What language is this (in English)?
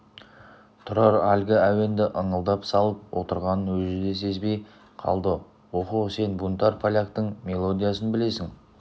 Kazakh